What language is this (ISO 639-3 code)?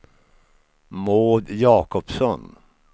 swe